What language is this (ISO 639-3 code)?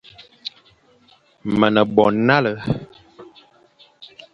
fan